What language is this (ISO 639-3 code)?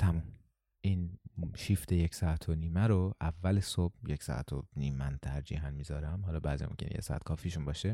fas